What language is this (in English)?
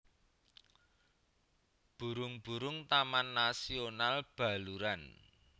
Javanese